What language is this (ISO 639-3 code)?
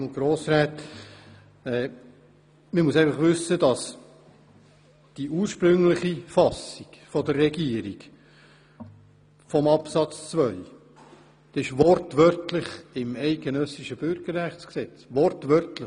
gsw